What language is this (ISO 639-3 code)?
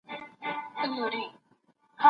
pus